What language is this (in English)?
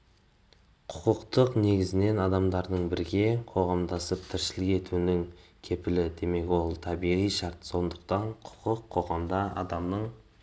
Kazakh